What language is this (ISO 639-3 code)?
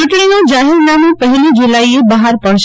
guj